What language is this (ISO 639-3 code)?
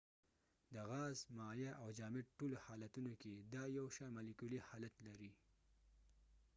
pus